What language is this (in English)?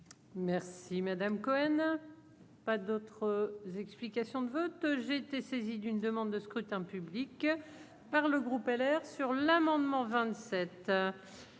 French